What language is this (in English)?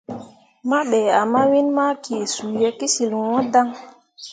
Mundang